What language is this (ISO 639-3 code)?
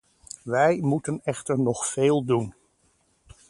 nld